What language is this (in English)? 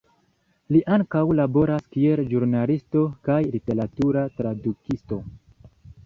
Esperanto